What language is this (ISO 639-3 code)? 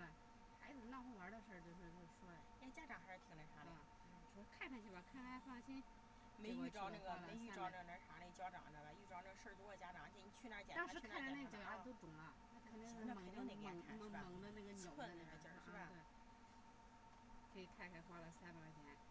zho